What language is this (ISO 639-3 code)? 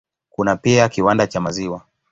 swa